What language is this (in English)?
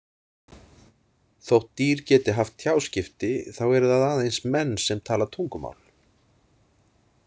Icelandic